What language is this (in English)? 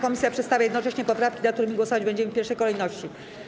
Polish